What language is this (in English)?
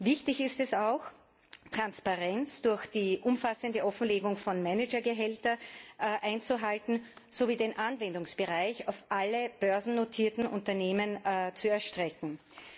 German